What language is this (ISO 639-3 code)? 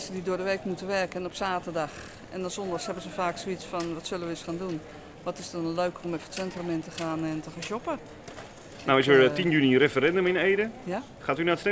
nld